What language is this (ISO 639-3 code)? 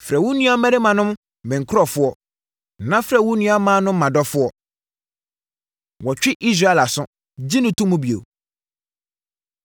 aka